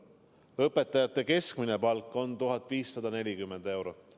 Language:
Estonian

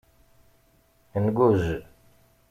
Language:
Kabyle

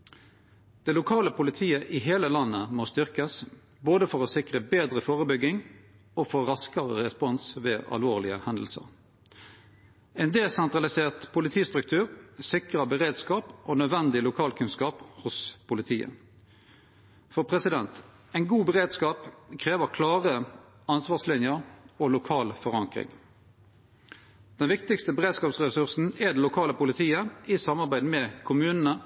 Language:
Norwegian Nynorsk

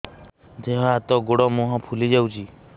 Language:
Odia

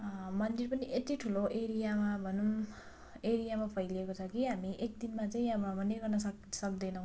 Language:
Nepali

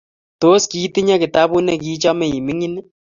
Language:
Kalenjin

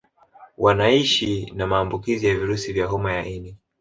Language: Swahili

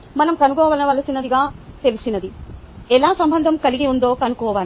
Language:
Telugu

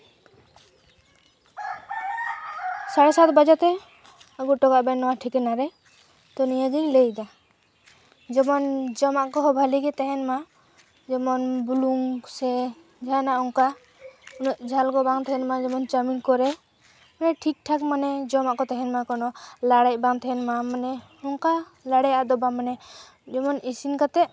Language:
Santali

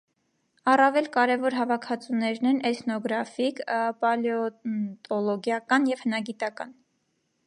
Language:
Armenian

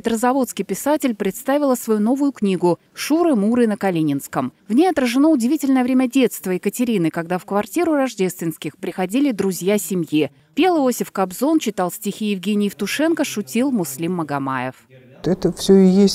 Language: Russian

